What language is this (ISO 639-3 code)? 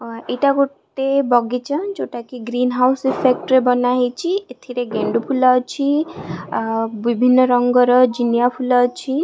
ori